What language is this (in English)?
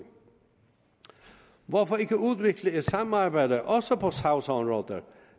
Danish